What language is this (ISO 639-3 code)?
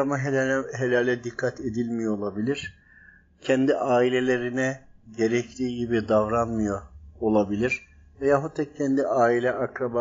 tur